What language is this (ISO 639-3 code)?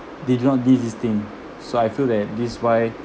eng